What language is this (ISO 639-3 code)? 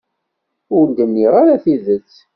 kab